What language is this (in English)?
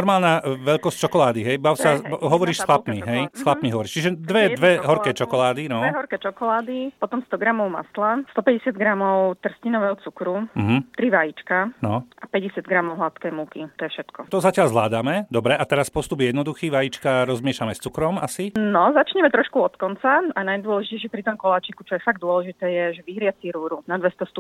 Slovak